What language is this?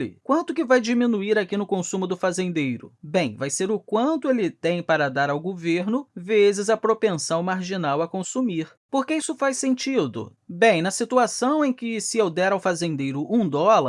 Portuguese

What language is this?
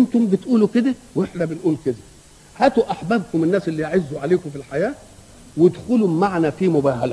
Arabic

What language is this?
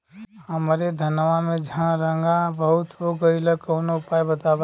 Bhojpuri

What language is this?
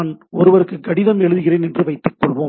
Tamil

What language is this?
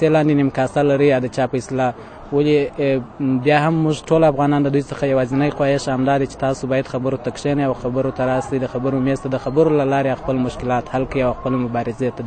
Arabic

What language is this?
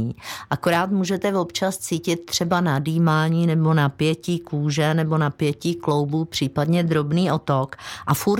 Czech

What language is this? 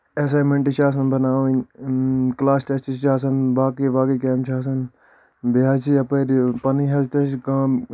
Kashmiri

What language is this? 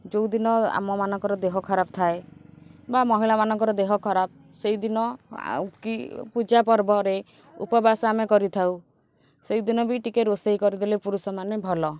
Odia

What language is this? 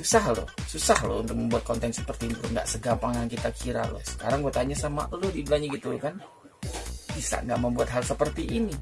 Indonesian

